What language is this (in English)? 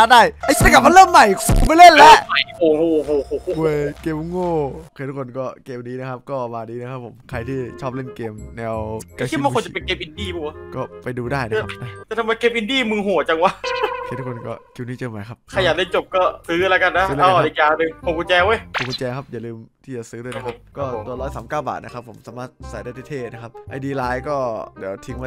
Thai